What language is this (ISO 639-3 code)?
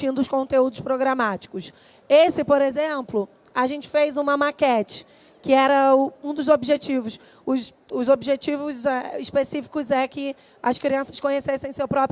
por